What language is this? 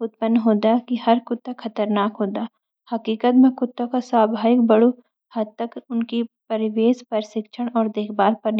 Garhwali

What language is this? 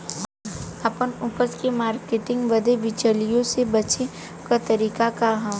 Bhojpuri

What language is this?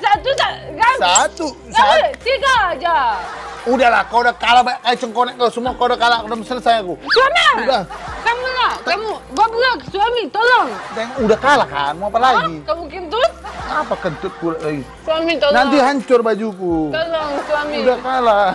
Indonesian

